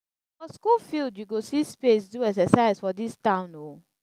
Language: Nigerian Pidgin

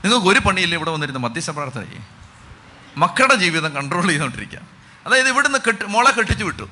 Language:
Malayalam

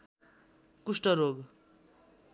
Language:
Nepali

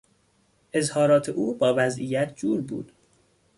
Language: Persian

